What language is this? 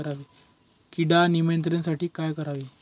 Marathi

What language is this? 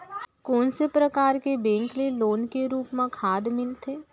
Chhattisgarhi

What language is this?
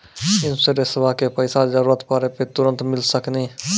Maithili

